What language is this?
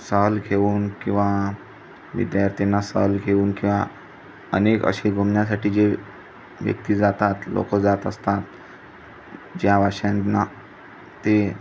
Marathi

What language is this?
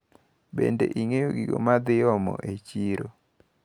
Luo (Kenya and Tanzania)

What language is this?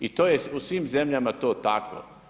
Croatian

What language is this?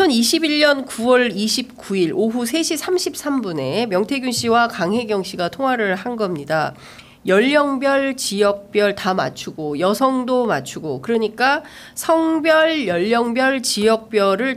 Korean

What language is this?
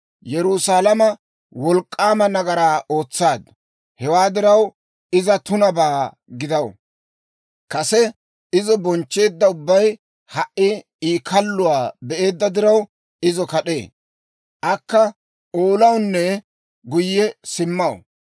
Dawro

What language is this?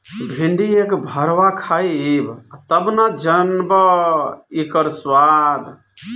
Bhojpuri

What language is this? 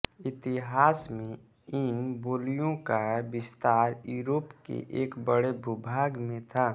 Hindi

